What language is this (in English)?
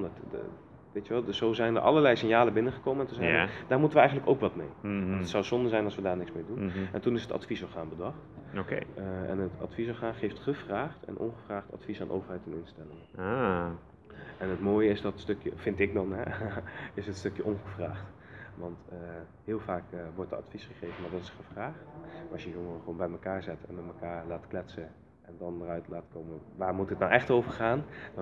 Dutch